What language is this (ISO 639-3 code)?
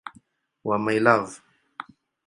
swa